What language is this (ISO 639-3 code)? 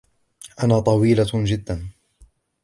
ara